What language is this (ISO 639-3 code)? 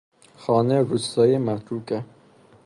fas